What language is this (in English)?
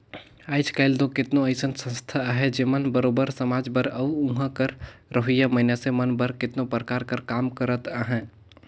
Chhattisgarhi